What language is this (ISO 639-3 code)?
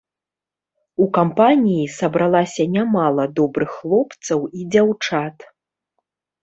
bel